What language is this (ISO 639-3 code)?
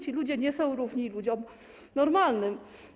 pol